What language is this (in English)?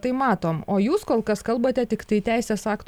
Lithuanian